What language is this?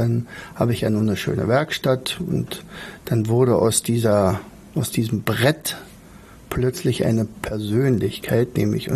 German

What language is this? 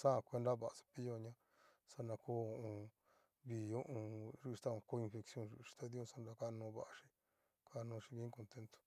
Cacaloxtepec Mixtec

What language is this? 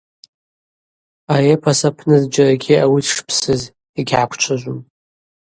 Abaza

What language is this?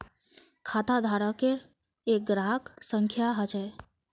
Magahi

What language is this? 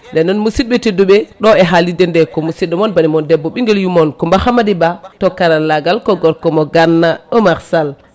Fula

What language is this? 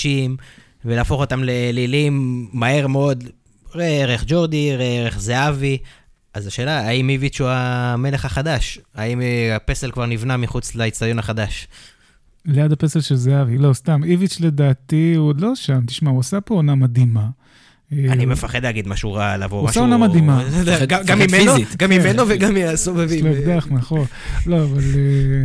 Hebrew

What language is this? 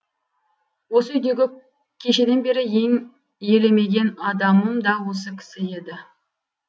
Kazakh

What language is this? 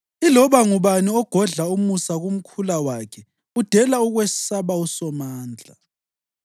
North Ndebele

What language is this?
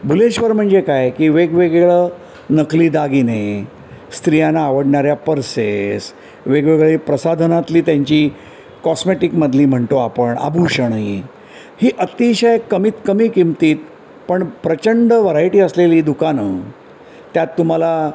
Marathi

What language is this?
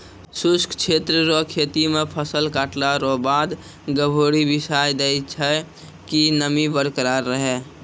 Maithili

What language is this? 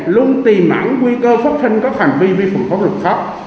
Vietnamese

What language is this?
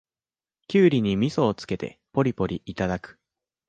Japanese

